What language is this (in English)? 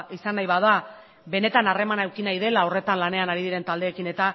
Basque